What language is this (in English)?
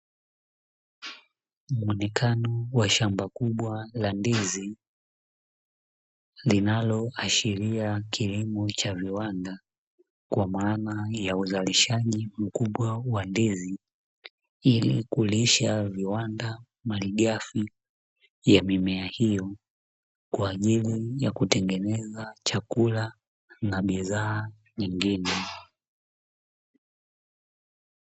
Swahili